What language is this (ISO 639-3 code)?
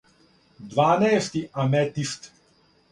srp